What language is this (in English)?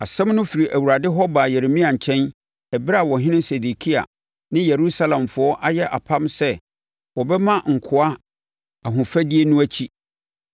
Akan